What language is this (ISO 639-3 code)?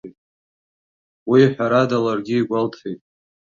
abk